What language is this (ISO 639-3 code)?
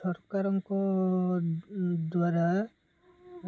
ori